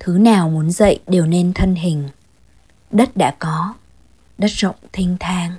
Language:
Vietnamese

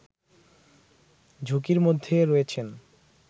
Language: Bangla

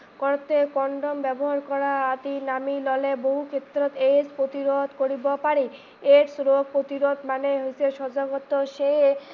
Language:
Assamese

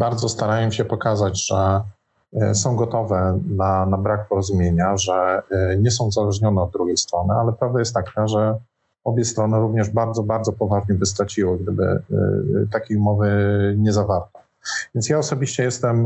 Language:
Polish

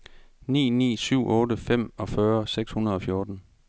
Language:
Danish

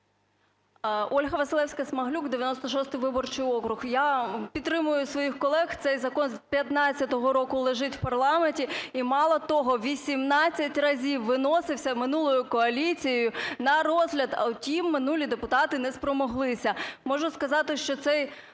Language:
Ukrainian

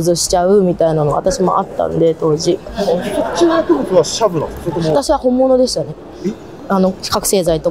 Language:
Japanese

